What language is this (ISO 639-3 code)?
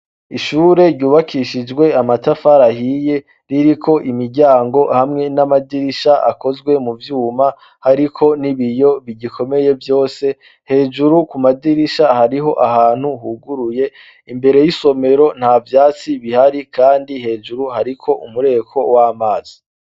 run